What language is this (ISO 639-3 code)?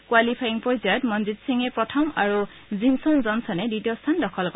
asm